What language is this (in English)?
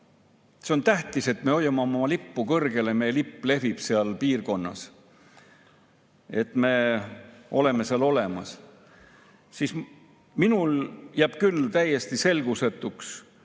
Estonian